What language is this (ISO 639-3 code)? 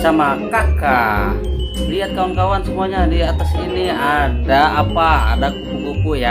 ind